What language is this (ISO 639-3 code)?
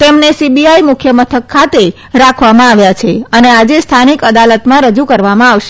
guj